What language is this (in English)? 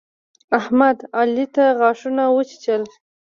Pashto